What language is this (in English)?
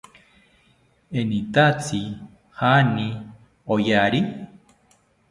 South Ucayali Ashéninka